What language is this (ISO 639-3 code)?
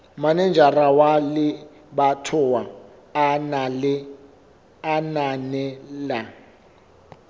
sot